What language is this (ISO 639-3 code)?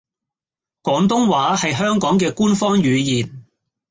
yue